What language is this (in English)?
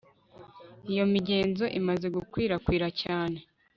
Kinyarwanda